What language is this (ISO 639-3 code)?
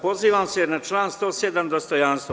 srp